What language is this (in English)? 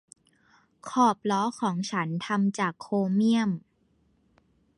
Thai